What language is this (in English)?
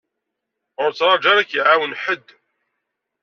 Kabyle